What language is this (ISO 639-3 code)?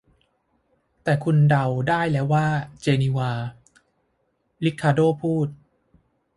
tha